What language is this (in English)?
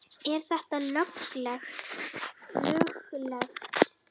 Icelandic